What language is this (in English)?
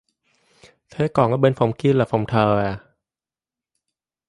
Vietnamese